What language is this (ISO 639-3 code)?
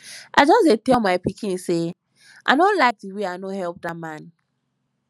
pcm